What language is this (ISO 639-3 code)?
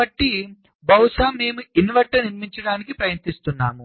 tel